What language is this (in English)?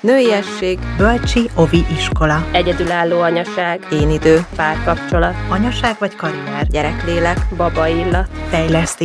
Hungarian